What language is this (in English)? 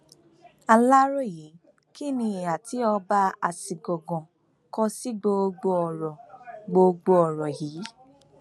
Yoruba